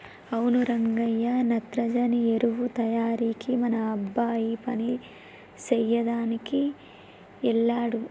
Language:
Telugu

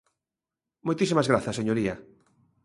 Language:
Galician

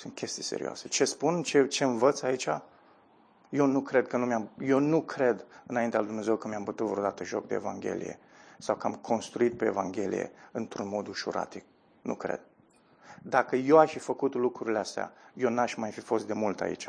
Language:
Romanian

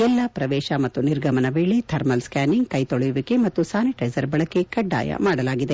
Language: Kannada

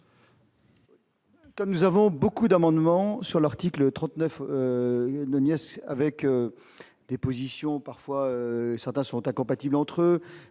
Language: French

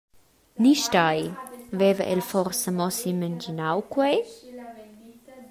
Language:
Romansh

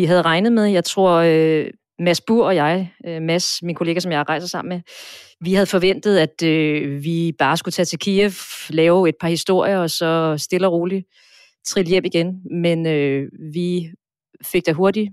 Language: Danish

